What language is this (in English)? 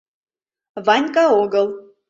Mari